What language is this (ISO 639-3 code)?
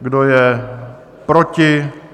ces